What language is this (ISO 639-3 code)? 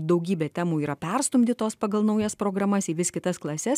lit